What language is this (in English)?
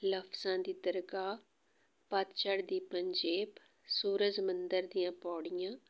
Punjabi